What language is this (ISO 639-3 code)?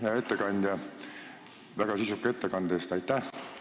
est